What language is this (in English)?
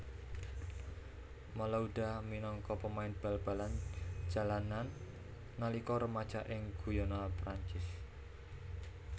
Javanese